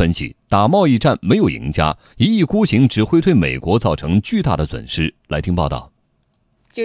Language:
Chinese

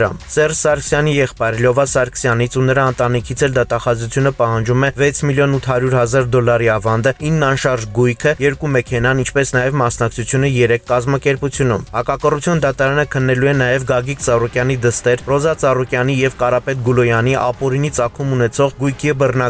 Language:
Romanian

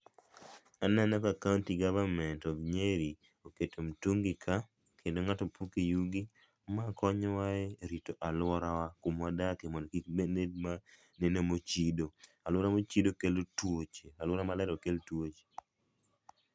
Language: Luo (Kenya and Tanzania)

